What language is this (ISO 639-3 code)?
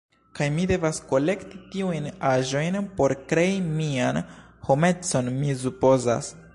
epo